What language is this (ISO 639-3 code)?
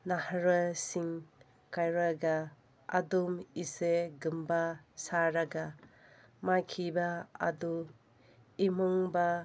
mni